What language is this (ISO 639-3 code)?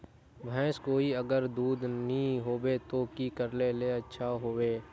mag